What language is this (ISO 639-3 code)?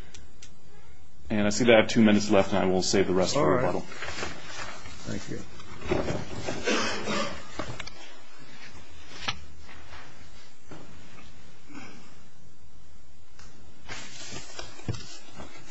eng